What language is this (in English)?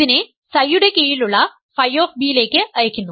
Malayalam